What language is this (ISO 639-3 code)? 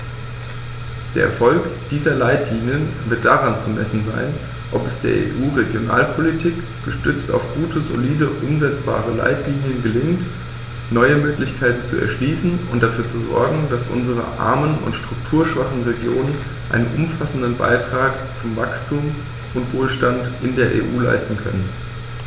deu